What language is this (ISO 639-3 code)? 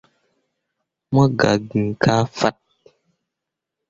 mua